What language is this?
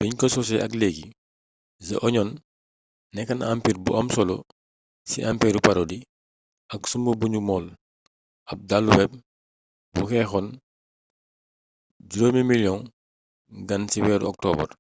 Wolof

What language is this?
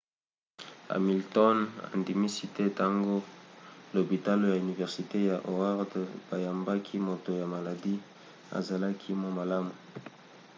Lingala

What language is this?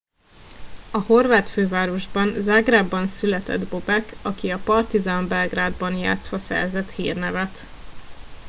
Hungarian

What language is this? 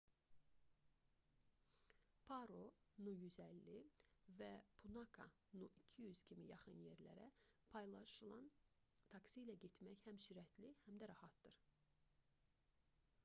Azerbaijani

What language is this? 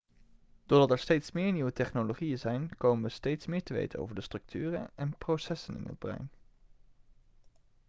Dutch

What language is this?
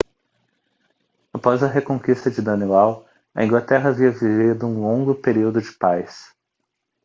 Portuguese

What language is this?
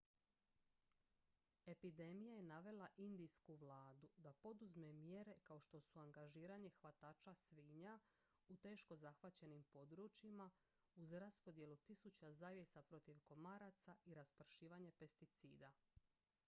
Croatian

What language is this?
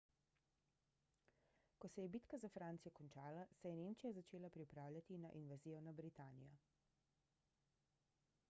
Slovenian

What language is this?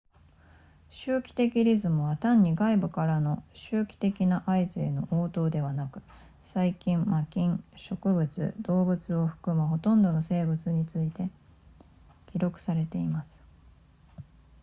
Japanese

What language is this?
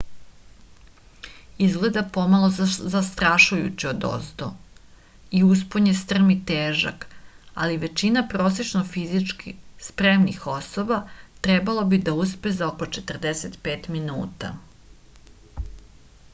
Serbian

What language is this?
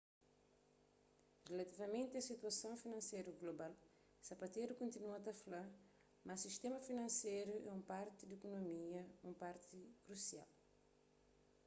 Kabuverdianu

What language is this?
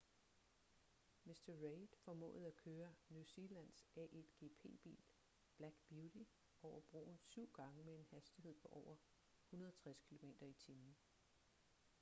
Danish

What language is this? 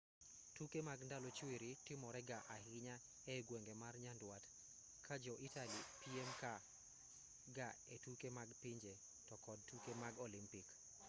Luo (Kenya and Tanzania)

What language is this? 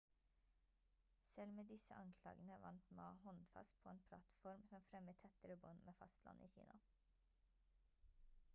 Norwegian Bokmål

